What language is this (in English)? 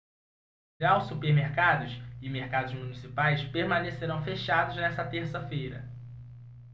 Portuguese